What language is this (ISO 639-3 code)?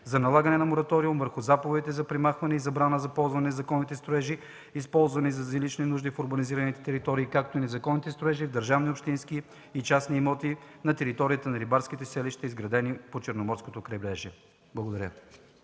bul